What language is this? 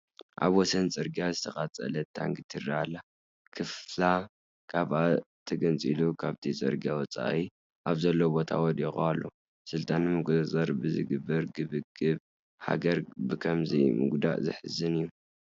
Tigrinya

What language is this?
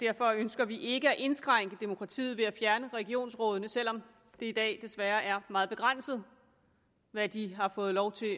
Danish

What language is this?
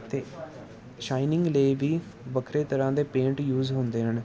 Punjabi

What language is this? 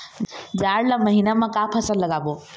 Chhattisgarhi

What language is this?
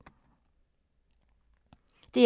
Danish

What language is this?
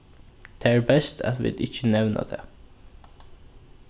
Faroese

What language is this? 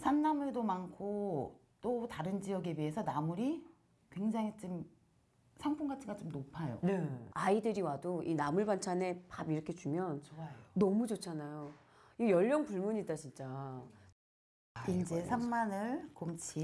Korean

